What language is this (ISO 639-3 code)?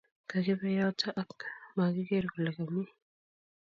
kln